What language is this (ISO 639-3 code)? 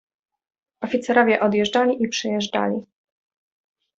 pol